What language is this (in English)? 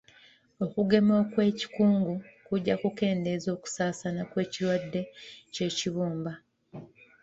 Ganda